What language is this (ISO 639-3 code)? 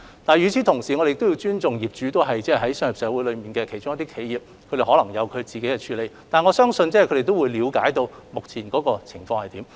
yue